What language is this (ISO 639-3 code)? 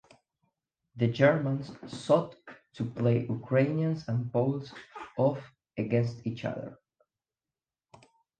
eng